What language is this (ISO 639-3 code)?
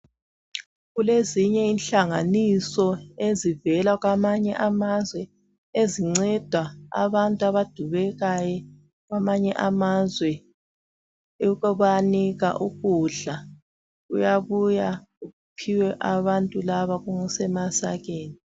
nde